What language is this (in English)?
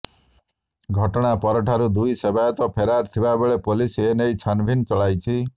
Odia